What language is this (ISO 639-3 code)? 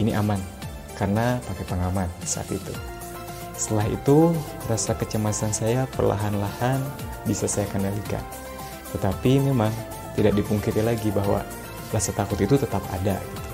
ind